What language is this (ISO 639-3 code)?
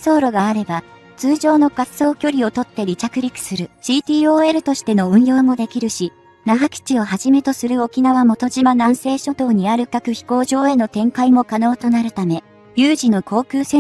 jpn